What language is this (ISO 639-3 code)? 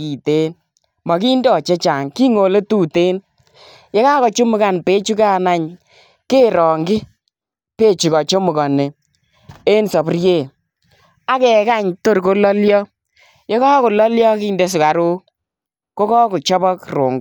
kln